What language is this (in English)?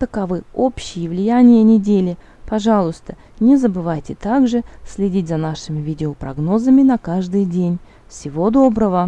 Russian